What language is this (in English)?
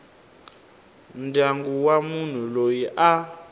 Tsonga